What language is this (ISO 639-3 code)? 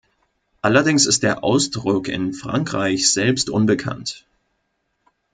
deu